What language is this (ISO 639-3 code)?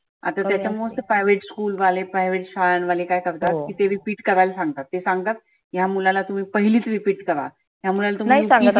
mar